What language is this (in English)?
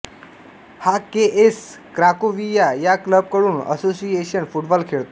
Marathi